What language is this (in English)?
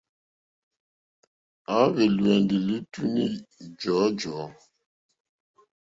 Mokpwe